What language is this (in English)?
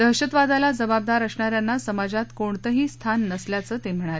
Marathi